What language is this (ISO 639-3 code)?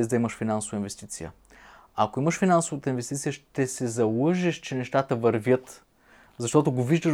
bul